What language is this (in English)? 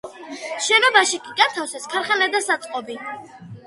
Georgian